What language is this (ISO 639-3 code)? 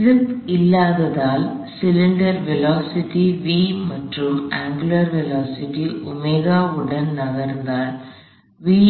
tam